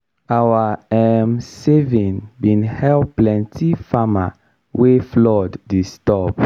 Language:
Nigerian Pidgin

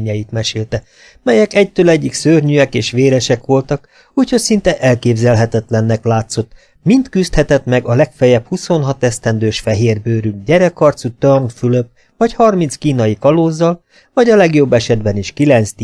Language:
Hungarian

